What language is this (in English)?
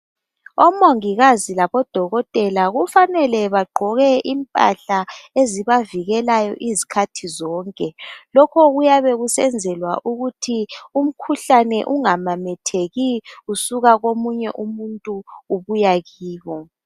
North Ndebele